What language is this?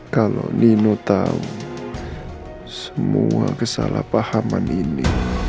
Indonesian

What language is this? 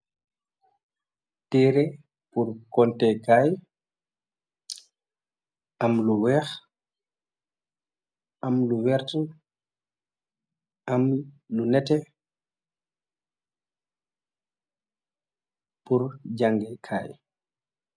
Wolof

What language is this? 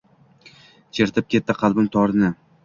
Uzbek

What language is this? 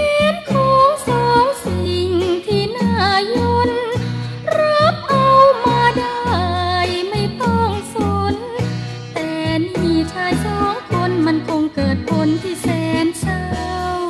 Thai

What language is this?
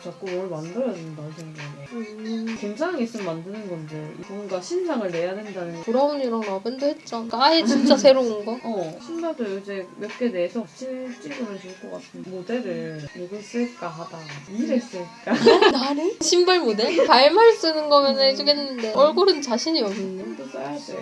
Korean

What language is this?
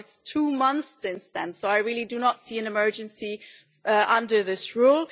English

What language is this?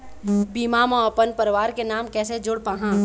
Chhattisgarhi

